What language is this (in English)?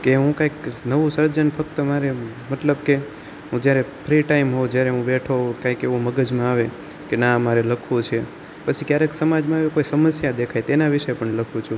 Gujarati